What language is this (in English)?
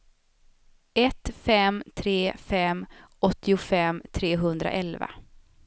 Swedish